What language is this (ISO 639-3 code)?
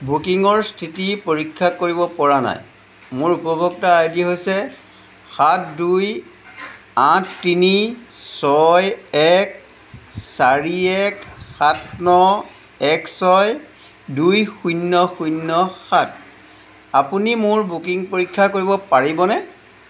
asm